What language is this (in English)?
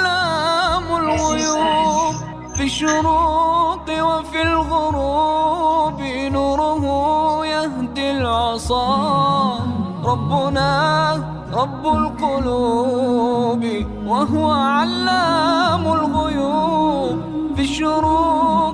Malay